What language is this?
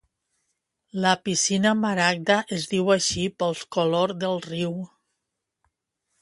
Catalan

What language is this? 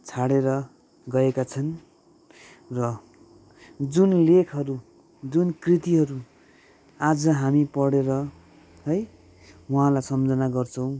Nepali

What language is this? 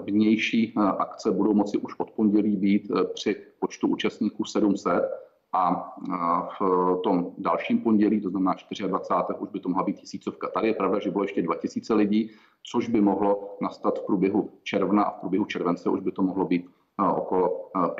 Czech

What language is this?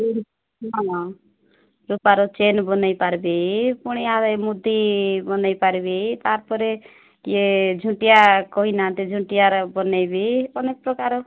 Odia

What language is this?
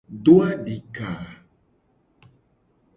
Gen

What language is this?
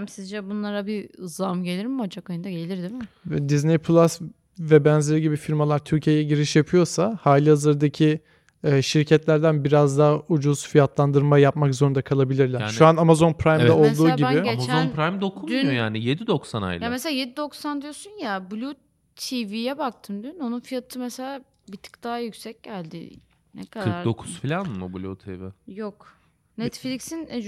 Turkish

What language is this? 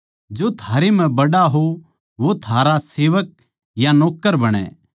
Haryanvi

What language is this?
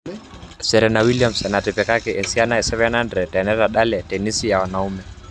Masai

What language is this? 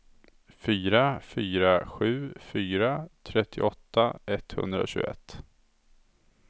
Swedish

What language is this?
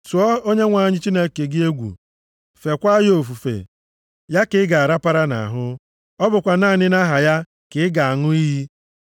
Igbo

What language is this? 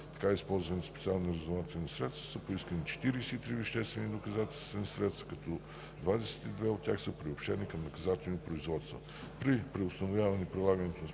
Bulgarian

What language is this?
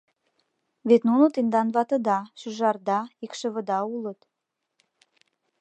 Mari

